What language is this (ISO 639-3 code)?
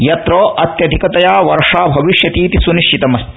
san